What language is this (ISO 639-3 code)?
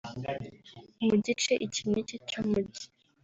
kin